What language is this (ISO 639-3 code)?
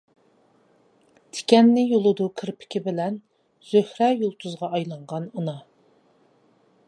uig